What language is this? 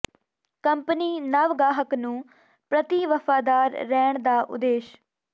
Punjabi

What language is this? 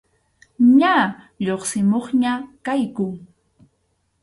Arequipa-La Unión Quechua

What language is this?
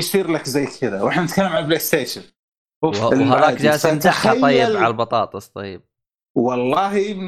Arabic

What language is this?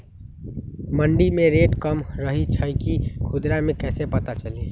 Magahi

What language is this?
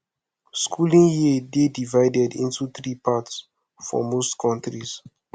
Nigerian Pidgin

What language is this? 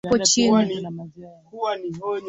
Swahili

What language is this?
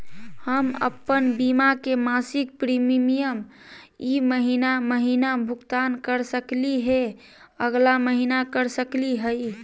Magahi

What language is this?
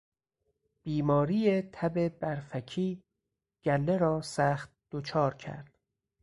Persian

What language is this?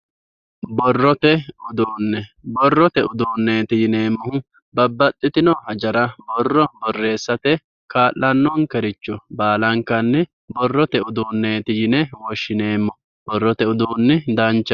Sidamo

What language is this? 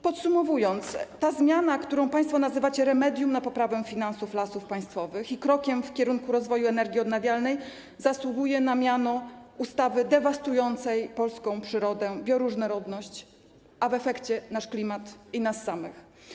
Polish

